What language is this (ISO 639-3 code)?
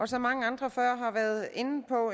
dan